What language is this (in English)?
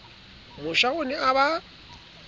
Southern Sotho